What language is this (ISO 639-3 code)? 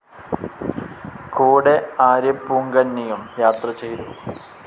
mal